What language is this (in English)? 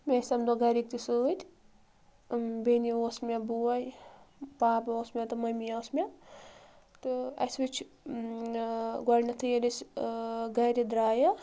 Kashmiri